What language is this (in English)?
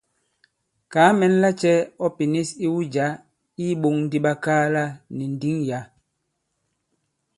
Bankon